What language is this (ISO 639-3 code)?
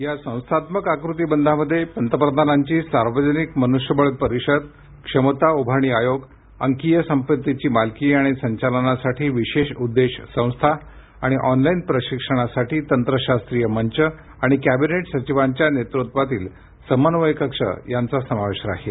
mar